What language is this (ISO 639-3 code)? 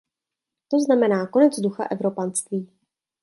ces